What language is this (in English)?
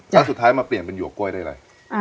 Thai